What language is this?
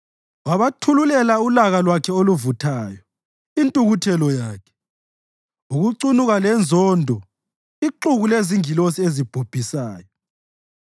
North Ndebele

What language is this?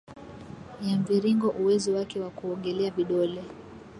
Swahili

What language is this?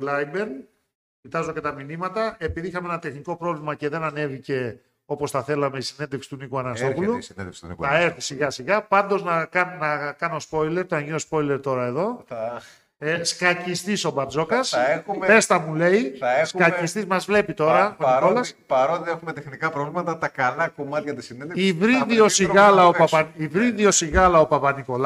Greek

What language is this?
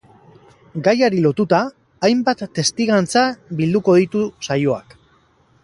Basque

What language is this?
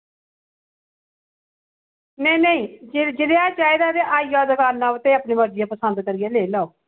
Dogri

